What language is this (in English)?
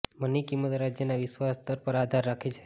Gujarati